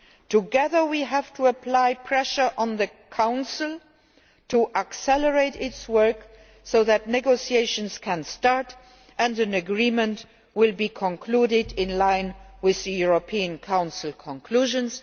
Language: English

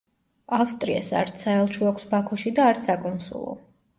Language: Georgian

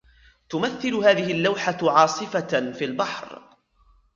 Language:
Arabic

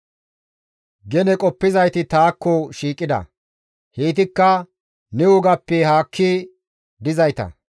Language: Gamo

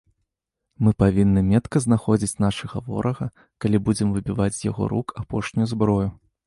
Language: Belarusian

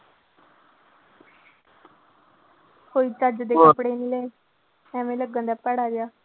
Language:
Punjabi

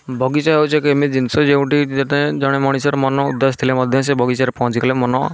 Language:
Odia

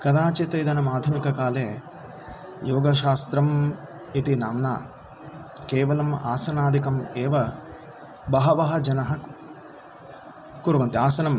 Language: Sanskrit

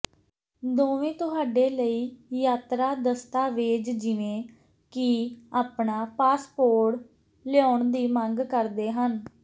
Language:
Punjabi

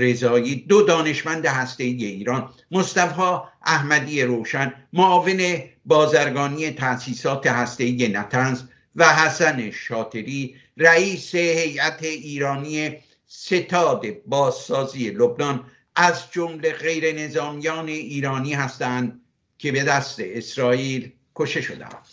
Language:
Persian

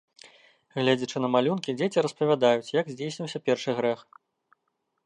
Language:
Belarusian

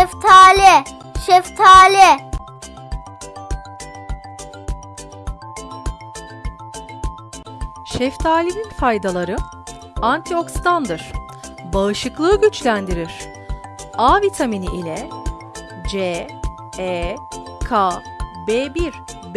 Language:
Turkish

